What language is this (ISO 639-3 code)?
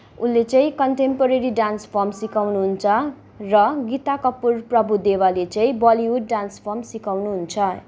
nep